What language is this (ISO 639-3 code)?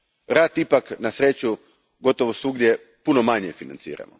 hrv